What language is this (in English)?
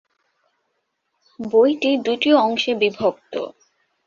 Bangla